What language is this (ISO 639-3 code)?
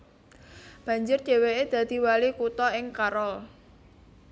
jav